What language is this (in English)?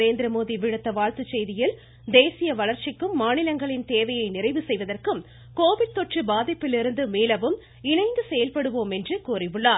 Tamil